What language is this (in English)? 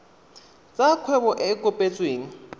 Tswana